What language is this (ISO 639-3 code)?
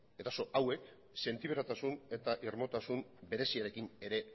eus